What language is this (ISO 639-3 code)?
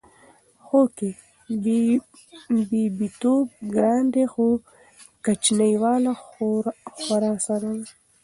pus